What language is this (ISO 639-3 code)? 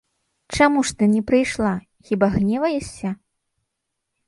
bel